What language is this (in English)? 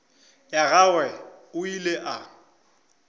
Northern Sotho